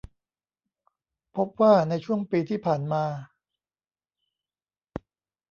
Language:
Thai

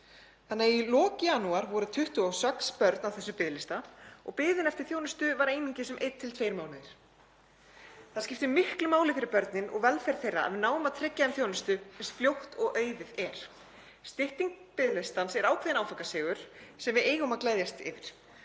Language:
Icelandic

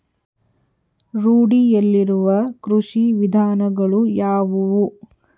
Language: Kannada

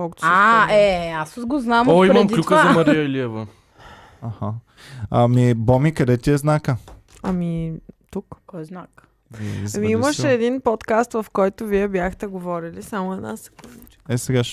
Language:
Bulgarian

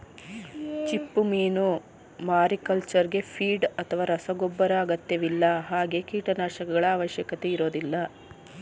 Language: Kannada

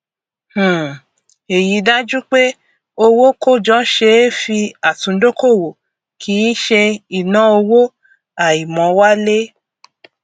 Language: Yoruba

